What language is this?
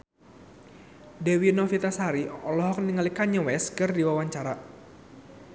Sundanese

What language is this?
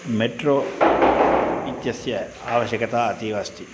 Sanskrit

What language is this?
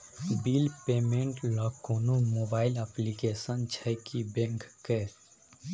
Maithili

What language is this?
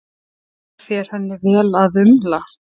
Icelandic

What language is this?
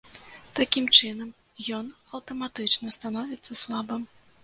Belarusian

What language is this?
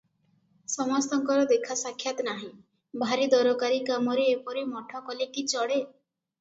Odia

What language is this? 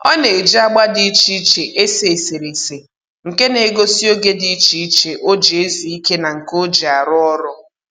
Igbo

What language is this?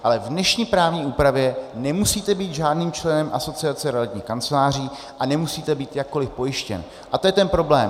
Czech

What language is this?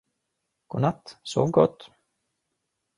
Swedish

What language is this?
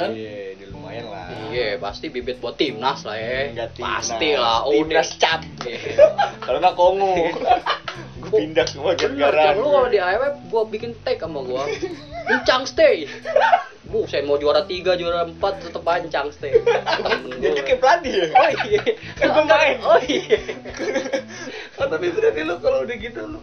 Indonesian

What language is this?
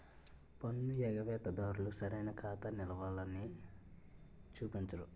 Telugu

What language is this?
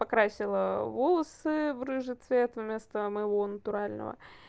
Russian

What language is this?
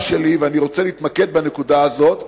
Hebrew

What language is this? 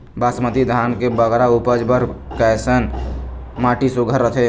Chhattisgarhi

